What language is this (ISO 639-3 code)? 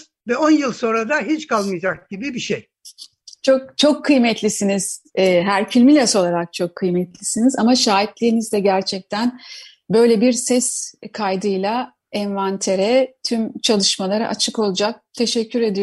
tur